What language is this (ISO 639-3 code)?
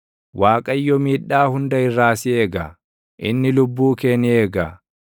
orm